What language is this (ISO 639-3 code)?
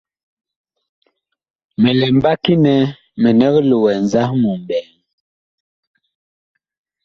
bkh